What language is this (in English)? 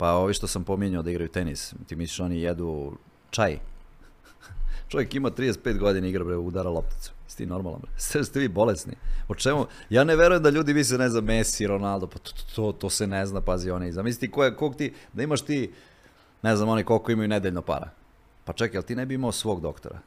Croatian